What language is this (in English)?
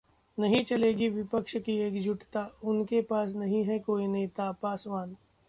Hindi